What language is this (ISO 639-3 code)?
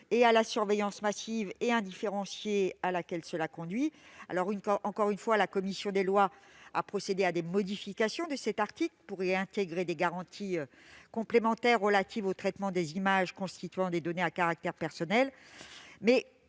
fra